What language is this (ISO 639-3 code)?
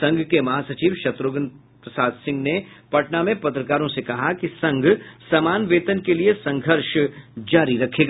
hin